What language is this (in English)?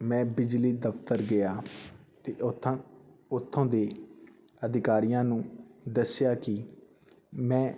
Punjabi